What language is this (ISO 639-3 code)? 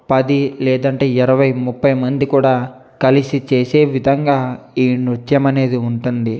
tel